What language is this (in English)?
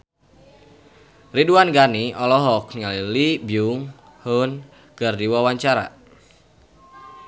Sundanese